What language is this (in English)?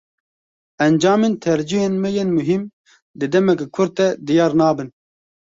Kurdish